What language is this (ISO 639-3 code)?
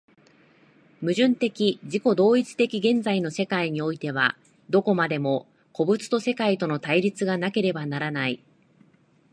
jpn